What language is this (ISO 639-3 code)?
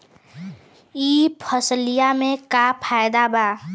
bho